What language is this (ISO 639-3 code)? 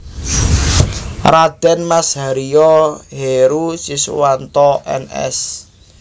jav